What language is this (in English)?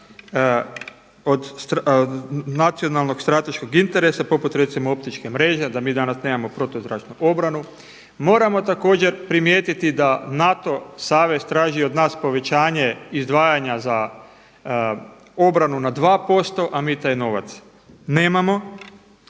Croatian